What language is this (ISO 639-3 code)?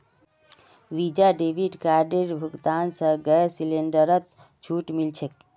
mag